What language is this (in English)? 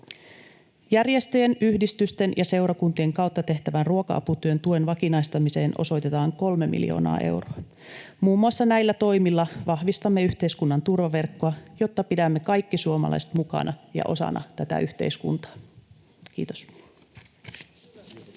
Finnish